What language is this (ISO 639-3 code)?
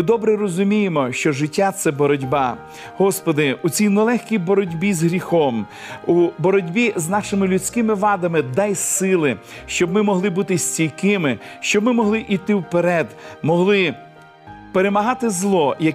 ukr